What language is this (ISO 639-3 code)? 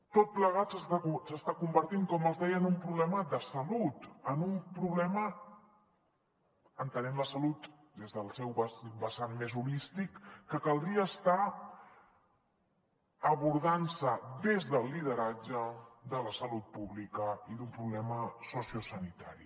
cat